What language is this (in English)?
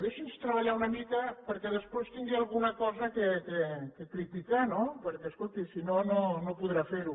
Catalan